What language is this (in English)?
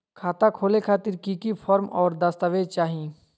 Magahi